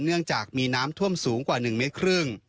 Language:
Thai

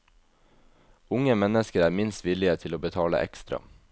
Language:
Norwegian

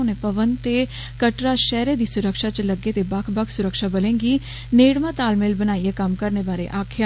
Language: Dogri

